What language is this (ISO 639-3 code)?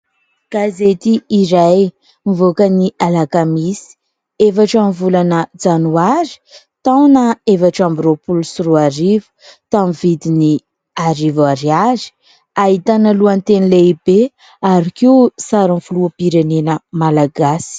mlg